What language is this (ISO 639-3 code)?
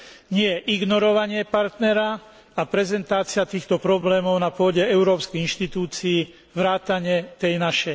slk